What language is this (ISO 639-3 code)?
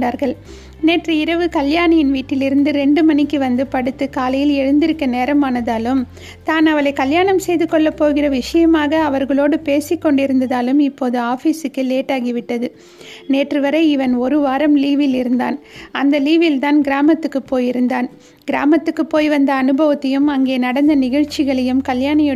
tam